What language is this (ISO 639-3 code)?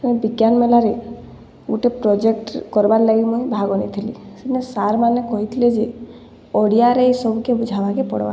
ori